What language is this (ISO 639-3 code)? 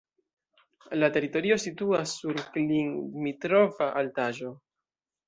epo